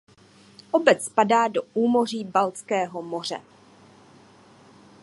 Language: Czech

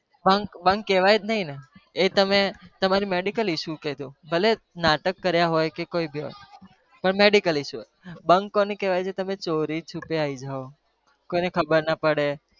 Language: Gujarati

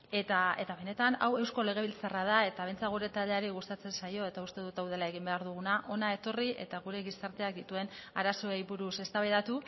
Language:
Basque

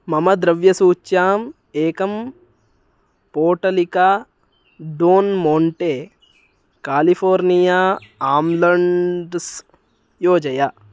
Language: Sanskrit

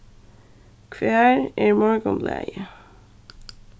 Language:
Faroese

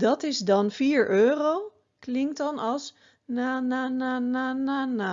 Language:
Dutch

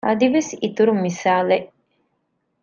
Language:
Divehi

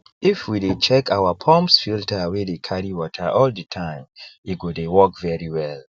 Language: Nigerian Pidgin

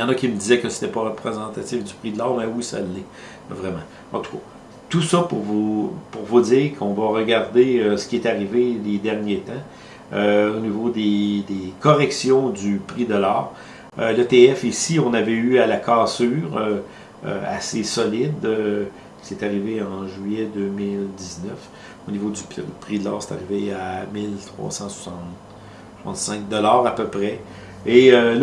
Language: French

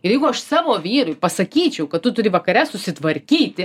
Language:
Lithuanian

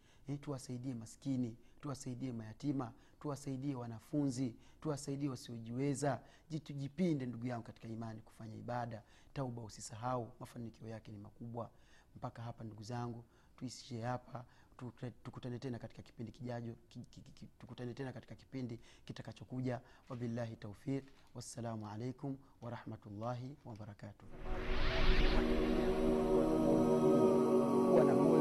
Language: Swahili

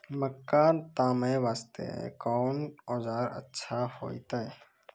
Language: Maithili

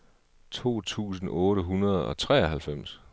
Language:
Danish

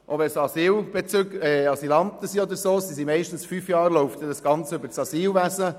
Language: Swiss German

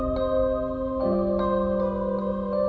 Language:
Indonesian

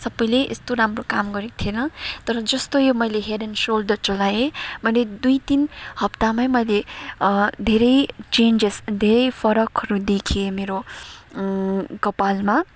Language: Nepali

